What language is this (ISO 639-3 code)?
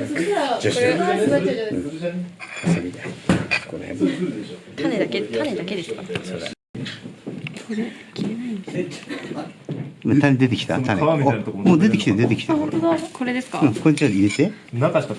jpn